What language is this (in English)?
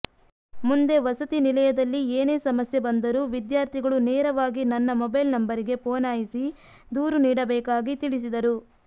Kannada